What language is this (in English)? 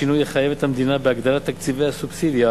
Hebrew